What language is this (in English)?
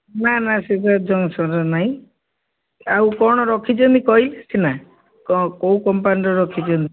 Odia